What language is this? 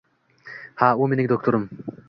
Uzbek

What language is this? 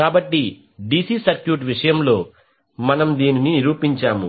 Telugu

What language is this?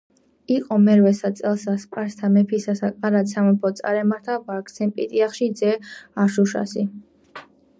Georgian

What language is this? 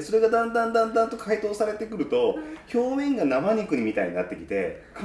Japanese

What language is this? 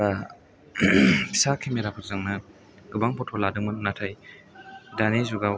Bodo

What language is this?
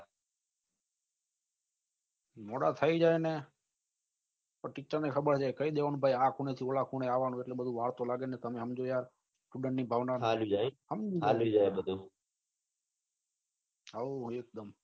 Gujarati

